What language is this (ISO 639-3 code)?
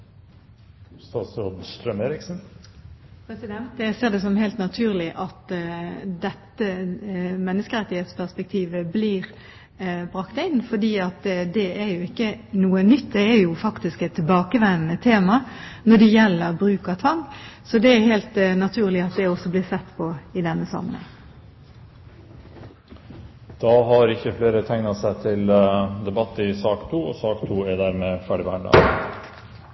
nob